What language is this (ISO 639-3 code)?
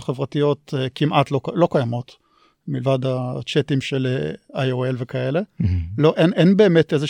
heb